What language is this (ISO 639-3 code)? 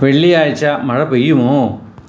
mal